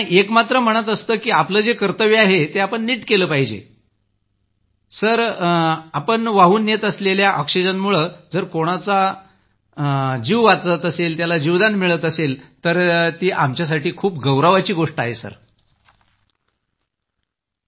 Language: Marathi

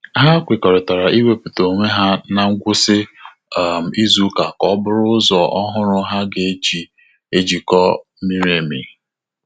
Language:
Igbo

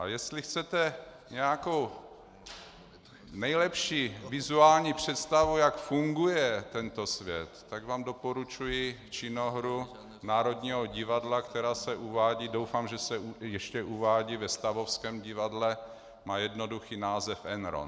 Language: Czech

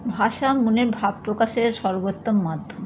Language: Bangla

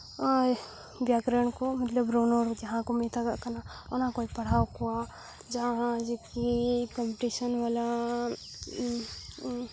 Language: Santali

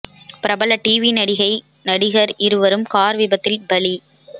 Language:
Tamil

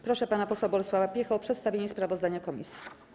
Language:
Polish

